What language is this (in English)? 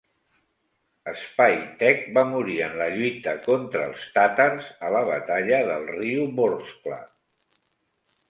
Catalan